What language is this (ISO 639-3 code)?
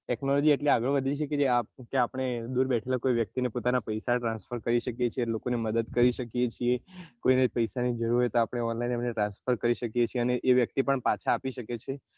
guj